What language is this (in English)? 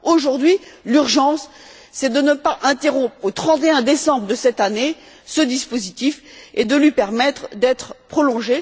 French